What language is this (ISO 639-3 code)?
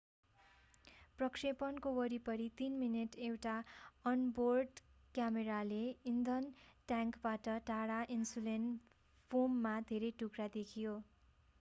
nep